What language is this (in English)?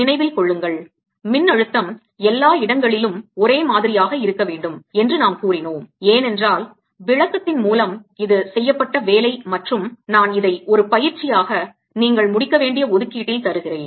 Tamil